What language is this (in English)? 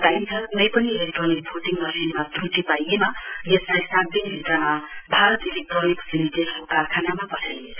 Nepali